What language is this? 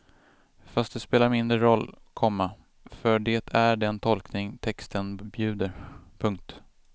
Swedish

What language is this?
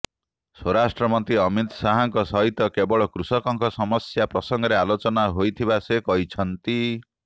Odia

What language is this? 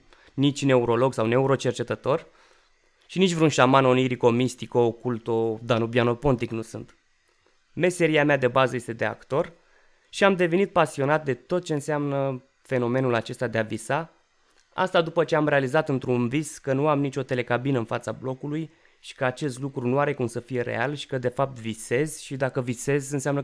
Romanian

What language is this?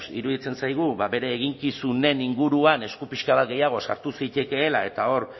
Basque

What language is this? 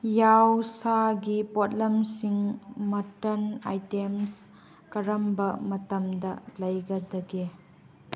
Manipuri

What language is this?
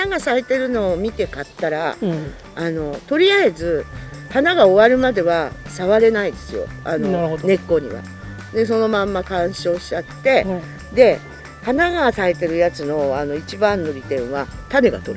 Japanese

